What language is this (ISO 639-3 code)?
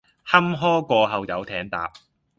yue